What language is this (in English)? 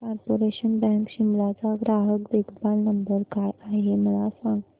Marathi